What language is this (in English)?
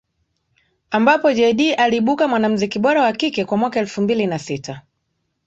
Swahili